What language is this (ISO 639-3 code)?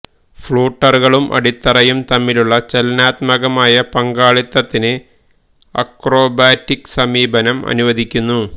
mal